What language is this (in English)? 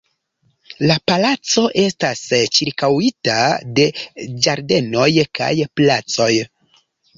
Esperanto